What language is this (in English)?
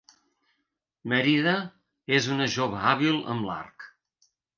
Catalan